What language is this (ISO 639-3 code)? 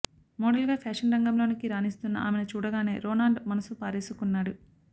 tel